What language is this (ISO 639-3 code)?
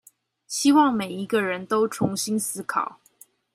zho